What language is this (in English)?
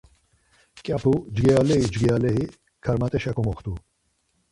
Laz